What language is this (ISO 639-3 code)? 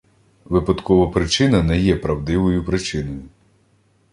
ukr